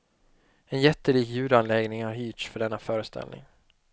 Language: Swedish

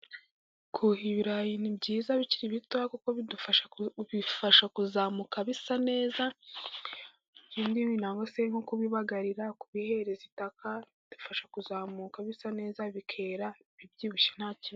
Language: Kinyarwanda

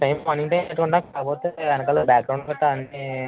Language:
Telugu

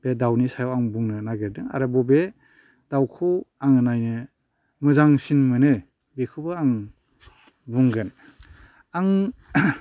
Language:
Bodo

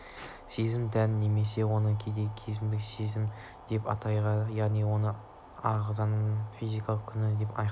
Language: Kazakh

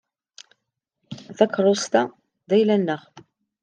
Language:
Kabyle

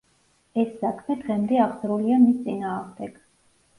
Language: Georgian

